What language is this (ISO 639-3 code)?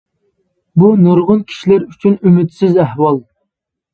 uig